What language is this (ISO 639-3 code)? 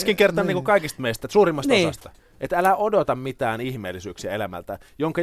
fin